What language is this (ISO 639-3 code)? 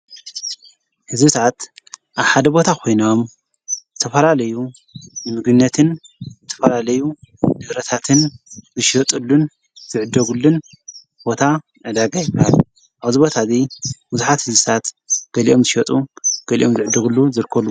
tir